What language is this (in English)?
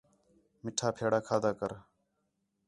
Khetrani